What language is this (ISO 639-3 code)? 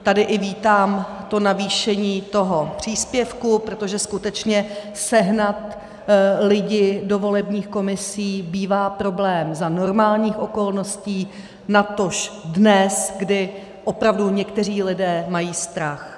ces